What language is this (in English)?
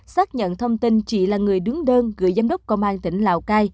Vietnamese